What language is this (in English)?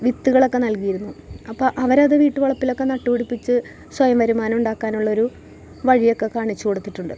Malayalam